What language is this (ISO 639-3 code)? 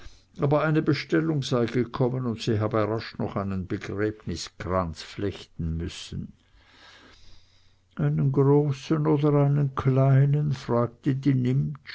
deu